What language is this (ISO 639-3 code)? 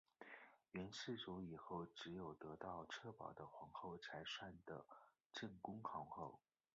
zho